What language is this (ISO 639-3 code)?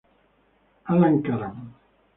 ita